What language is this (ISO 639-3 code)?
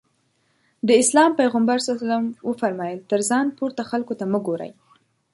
pus